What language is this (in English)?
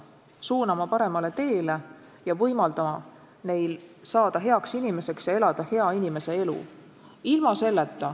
Estonian